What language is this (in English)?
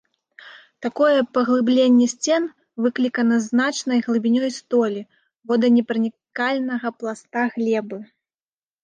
Belarusian